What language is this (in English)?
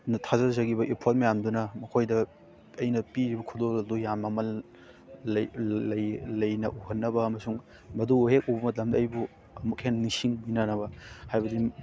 Manipuri